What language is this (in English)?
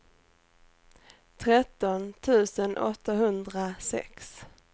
Swedish